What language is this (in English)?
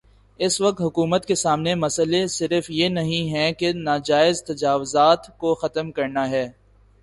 Urdu